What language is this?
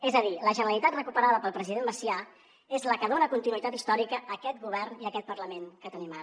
Catalan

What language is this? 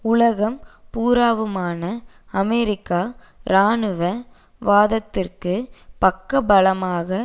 Tamil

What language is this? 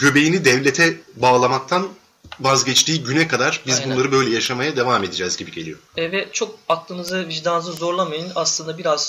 Turkish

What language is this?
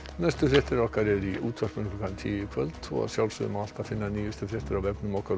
Icelandic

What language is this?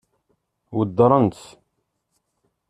Kabyle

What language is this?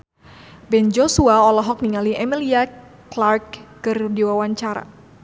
Sundanese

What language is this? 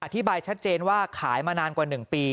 Thai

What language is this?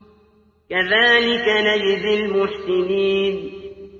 Arabic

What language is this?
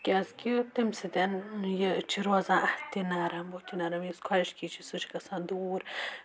Kashmiri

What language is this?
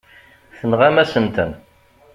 Kabyle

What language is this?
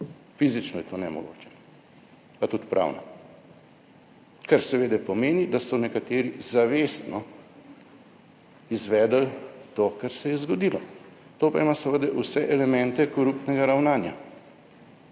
Slovenian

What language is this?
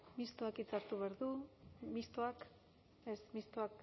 Basque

